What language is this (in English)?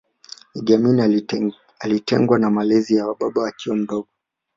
Swahili